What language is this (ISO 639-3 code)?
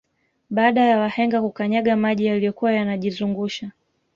swa